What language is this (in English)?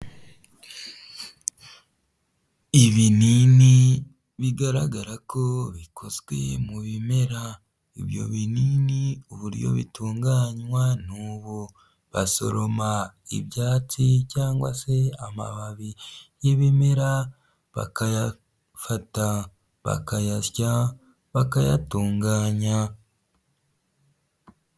Kinyarwanda